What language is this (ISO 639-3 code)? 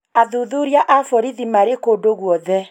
kik